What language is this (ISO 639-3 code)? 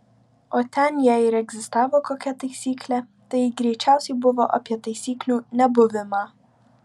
lit